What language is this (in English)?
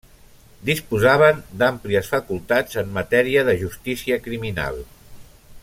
Catalan